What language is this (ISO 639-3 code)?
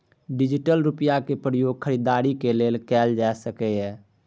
mai